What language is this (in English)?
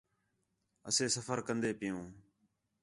Khetrani